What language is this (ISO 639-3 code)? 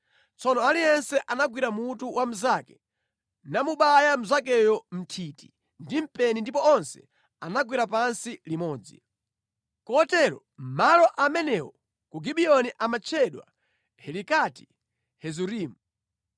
nya